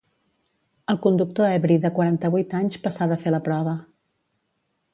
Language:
Catalan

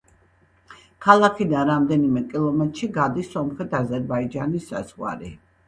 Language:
Georgian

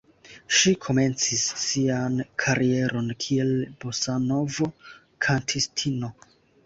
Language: Esperanto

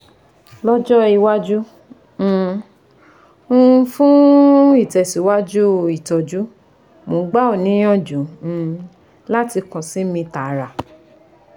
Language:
Yoruba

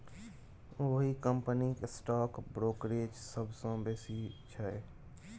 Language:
Maithili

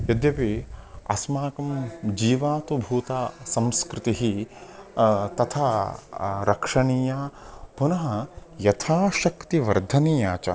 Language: Sanskrit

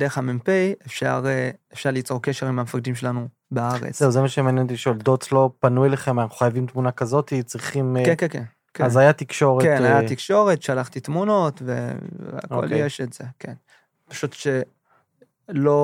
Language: Hebrew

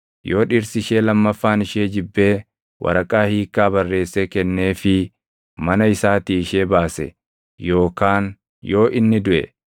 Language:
Oromo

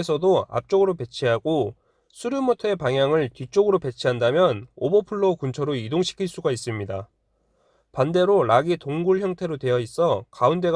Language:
Korean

